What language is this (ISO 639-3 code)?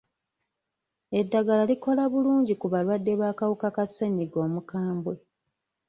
lug